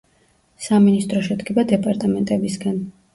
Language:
Georgian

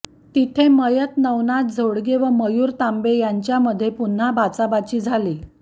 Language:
Marathi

